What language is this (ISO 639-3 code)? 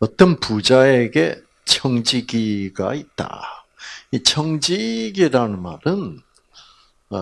kor